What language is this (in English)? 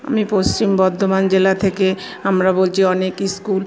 Bangla